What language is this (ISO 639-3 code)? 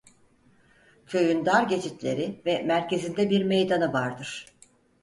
tur